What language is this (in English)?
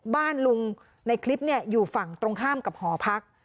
Thai